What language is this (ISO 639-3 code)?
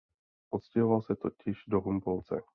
ces